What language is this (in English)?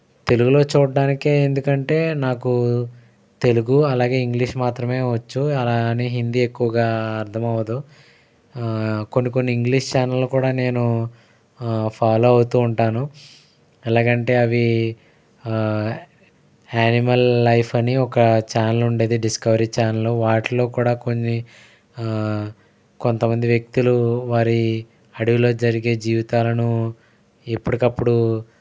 Telugu